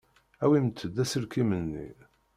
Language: Kabyle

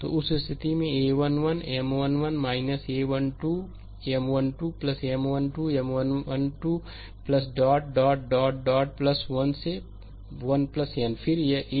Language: Hindi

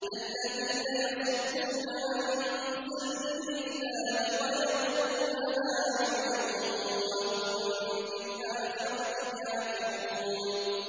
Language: Arabic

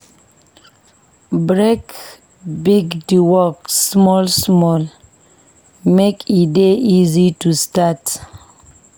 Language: Nigerian Pidgin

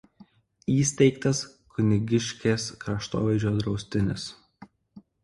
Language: Lithuanian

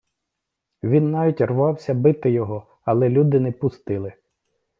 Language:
Ukrainian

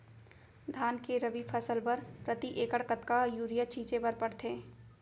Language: Chhattisgarhi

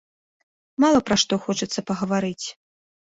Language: Belarusian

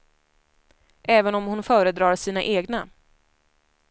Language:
Swedish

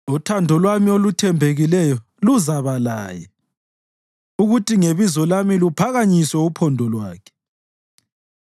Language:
North Ndebele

